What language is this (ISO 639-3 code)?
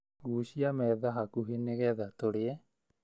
kik